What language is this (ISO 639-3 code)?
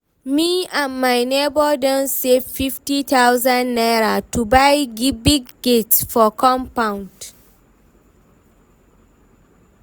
pcm